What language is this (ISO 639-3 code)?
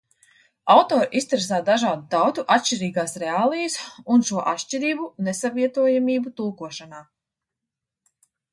lav